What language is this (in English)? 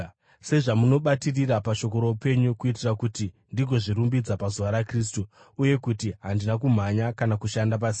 Shona